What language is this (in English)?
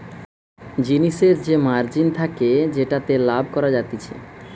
Bangla